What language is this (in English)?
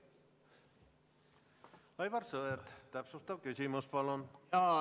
Estonian